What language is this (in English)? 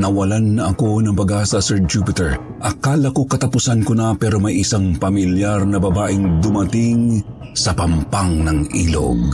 Filipino